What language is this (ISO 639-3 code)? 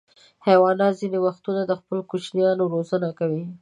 pus